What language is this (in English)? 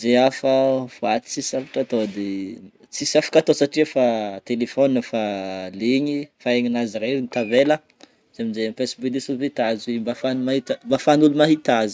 Northern Betsimisaraka Malagasy